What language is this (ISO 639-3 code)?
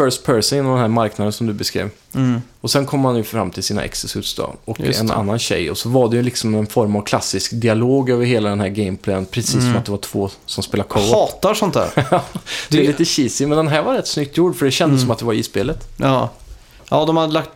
swe